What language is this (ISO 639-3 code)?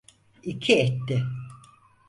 tur